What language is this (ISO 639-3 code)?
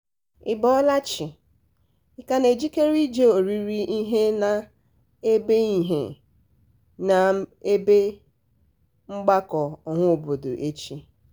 ibo